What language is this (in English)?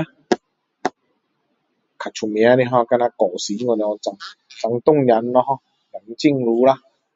Min Dong Chinese